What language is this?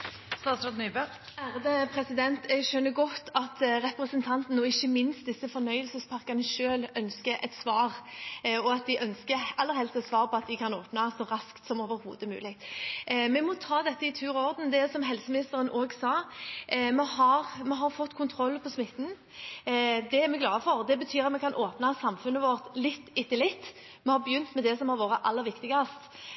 Norwegian Bokmål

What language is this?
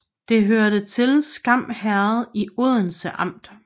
Danish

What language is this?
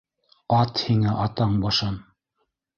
Bashkir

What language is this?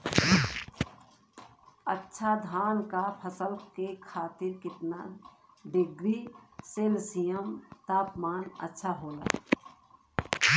Bhojpuri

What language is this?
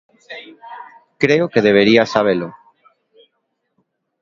Galician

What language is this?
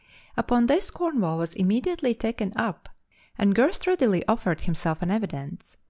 English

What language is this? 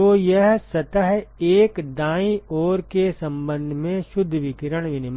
Hindi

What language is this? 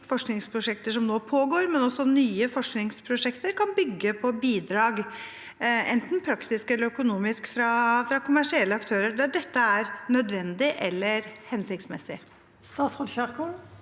Norwegian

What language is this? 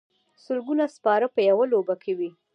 Pashto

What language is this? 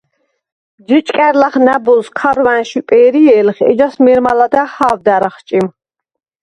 Svan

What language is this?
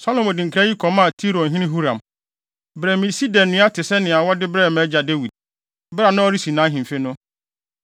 Akan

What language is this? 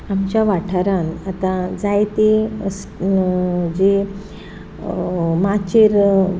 Konkani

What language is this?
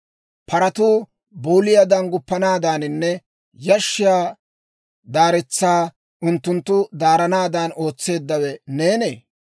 Dawro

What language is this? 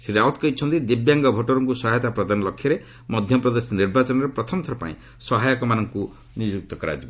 Odia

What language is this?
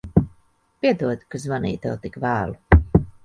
Latvian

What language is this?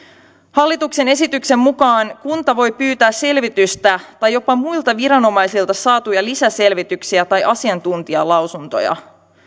Finnish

